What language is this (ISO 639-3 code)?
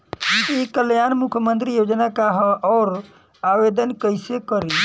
bho